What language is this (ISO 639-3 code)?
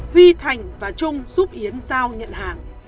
vie